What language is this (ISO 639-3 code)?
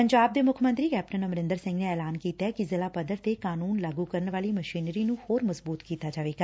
pan